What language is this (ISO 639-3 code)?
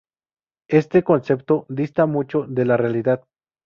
spa